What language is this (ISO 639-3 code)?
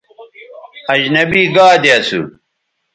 btv